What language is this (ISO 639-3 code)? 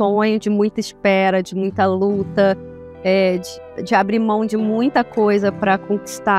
por